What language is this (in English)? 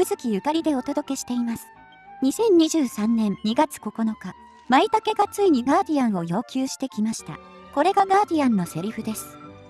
Japanese